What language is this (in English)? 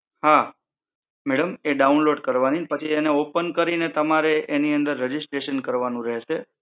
Gujarati